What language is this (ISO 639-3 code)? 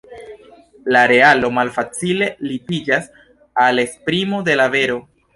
epo